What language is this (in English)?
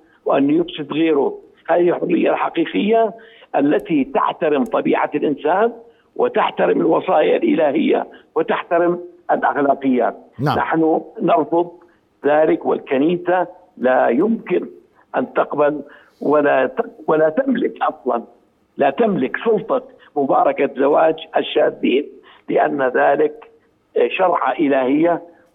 Arabic